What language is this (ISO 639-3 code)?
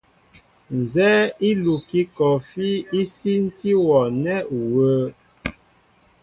mbo